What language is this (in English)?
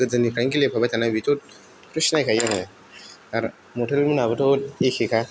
Bodo